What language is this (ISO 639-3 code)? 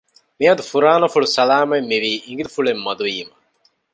div